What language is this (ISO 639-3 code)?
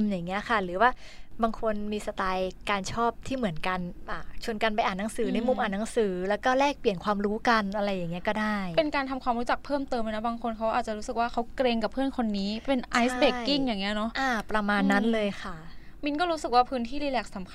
tha